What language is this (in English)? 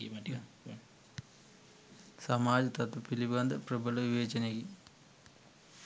Sinhala